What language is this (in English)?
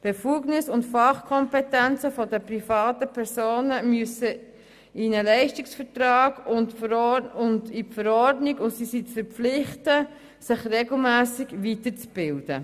Swiss German